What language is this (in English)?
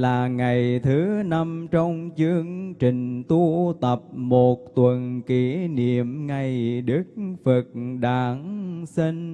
Vietnamese